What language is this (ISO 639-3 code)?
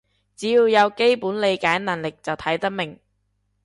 yue